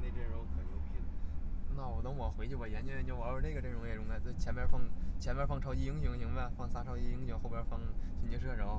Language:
Chinese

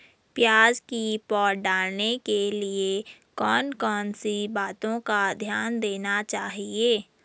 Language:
Hindi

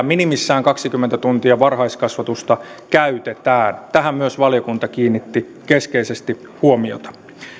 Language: Finnish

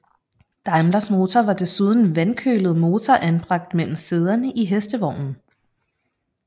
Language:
Danish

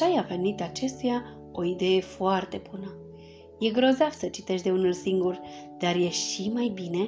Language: Romanian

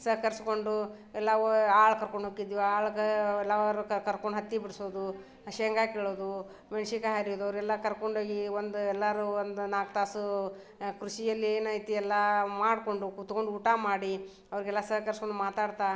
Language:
Kannada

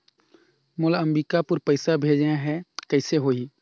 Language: Chhattisgarhi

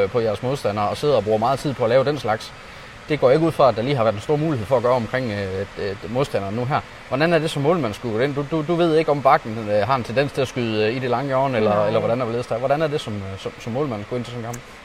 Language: Danish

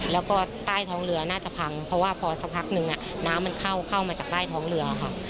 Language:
Thai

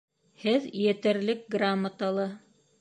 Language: Bashkir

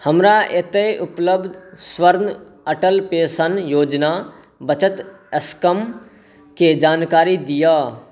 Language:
Maithili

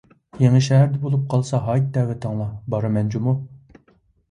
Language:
Uyghur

